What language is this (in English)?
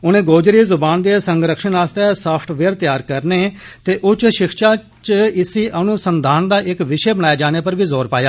Dogri